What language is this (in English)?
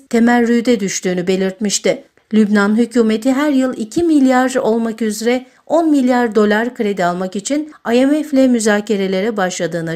Turkish